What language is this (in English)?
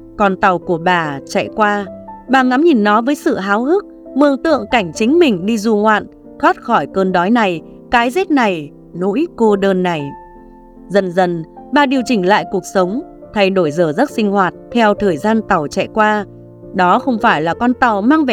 Vietnamese